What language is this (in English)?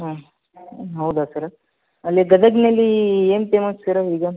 Kannada